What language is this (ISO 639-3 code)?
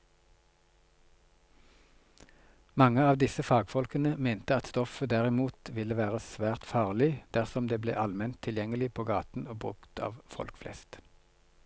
nor